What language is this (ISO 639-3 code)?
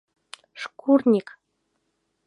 chm